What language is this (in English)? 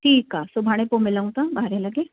Sindhi